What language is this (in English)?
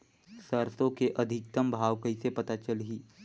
Chhattisgarhi